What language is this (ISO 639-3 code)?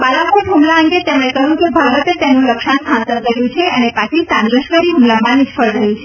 guj